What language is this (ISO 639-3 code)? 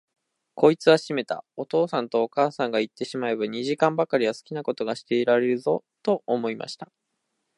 jpn